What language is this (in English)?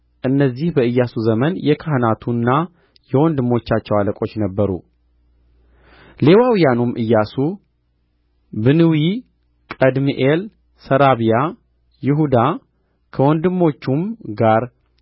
Amharic